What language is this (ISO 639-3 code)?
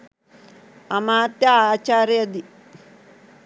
sin